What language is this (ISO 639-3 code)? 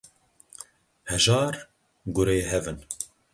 kur